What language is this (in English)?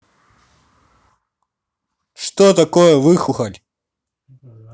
Russian